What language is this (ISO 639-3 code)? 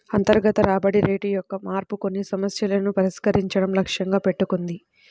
tel